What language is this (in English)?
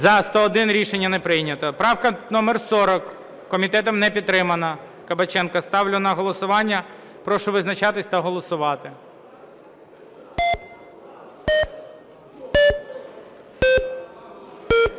Ukrainian